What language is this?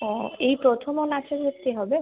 Bangla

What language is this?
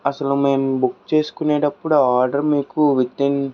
Telugu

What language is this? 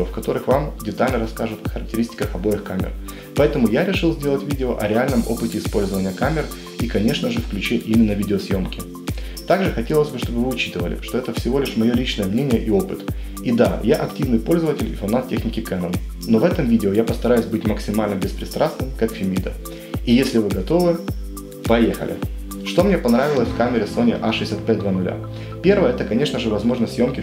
Russian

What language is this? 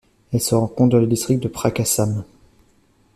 French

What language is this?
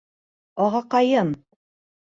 Bashkir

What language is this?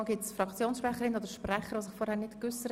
Swiss German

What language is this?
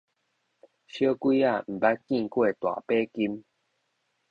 Min Nan Chinese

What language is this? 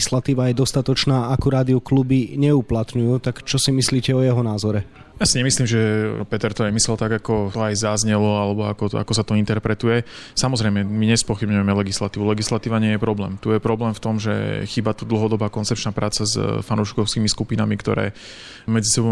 Slovak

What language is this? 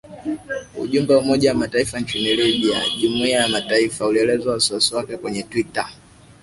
Swahili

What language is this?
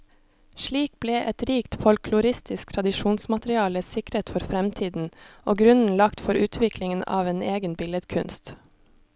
Norwegian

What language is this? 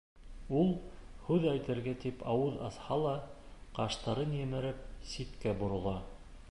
Bashkir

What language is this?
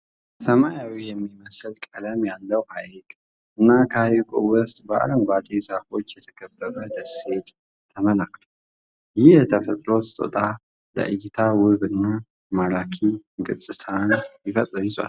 Amharic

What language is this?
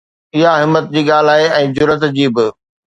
Sindhi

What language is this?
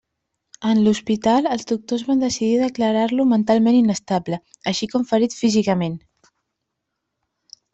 Catalan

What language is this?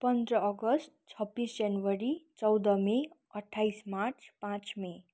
Nepali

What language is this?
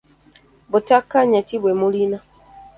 Ganda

